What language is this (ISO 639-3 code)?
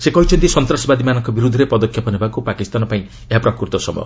ori